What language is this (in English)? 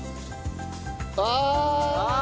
Japanese